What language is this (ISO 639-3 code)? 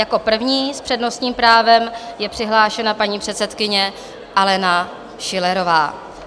ces